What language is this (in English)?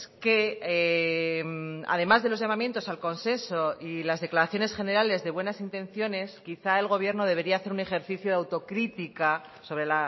Spanish